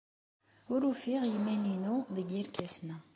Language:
Kabyle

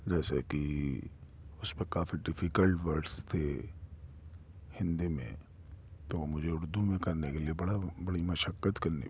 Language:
Urdu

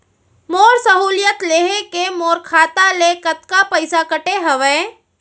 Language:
Chhattisgarhi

